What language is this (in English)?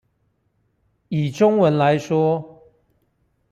Chinese